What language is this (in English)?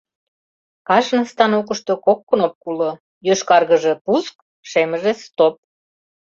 Mari